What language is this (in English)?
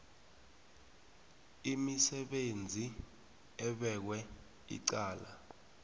South Ndebele